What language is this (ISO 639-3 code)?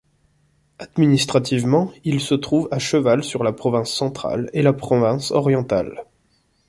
fra